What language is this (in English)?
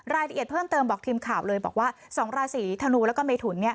Thai